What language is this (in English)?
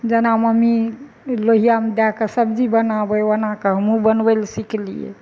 Maithili